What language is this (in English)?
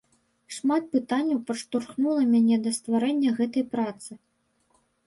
Belarusian